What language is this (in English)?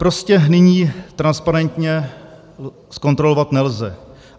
Czech